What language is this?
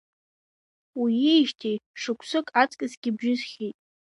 Abkhazian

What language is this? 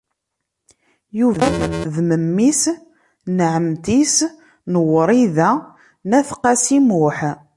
Kabyle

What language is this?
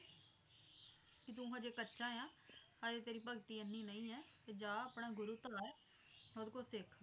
Punjabi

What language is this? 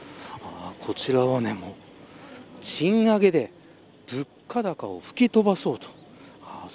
Japanese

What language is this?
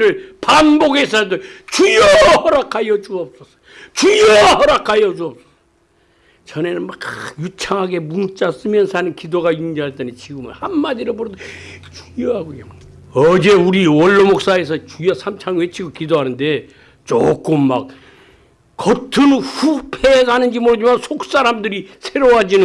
Korean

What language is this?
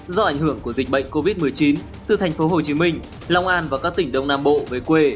Vietnamese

